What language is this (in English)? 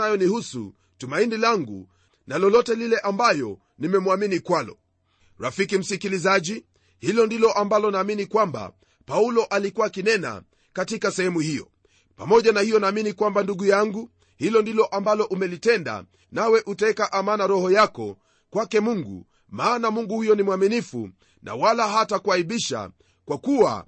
Swahili